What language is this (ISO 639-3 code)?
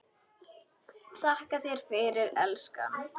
isl